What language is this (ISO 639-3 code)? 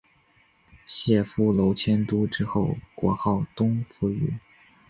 zho